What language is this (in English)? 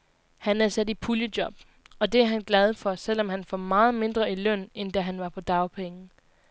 Danish